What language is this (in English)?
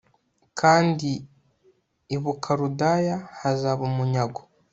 Kinyarwanda